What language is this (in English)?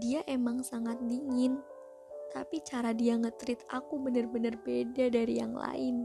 Indonesian